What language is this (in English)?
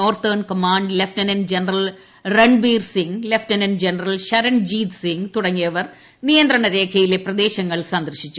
Malayalam